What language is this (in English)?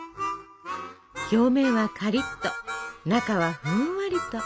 Japanese